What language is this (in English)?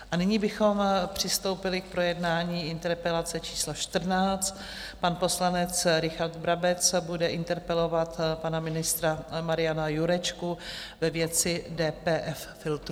Czech